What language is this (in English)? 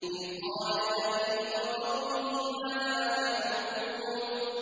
Arabic